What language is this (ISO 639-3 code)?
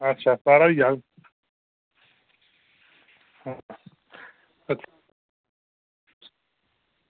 doi